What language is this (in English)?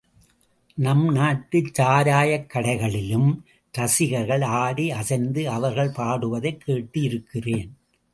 Tamil